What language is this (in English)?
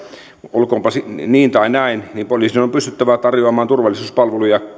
Finnish